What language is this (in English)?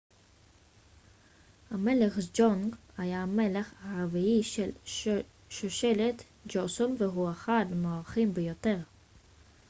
Hebrew